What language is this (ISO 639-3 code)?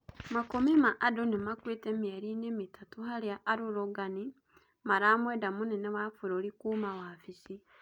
kik